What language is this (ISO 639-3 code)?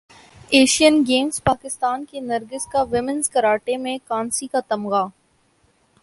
urd